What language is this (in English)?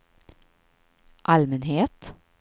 Swedish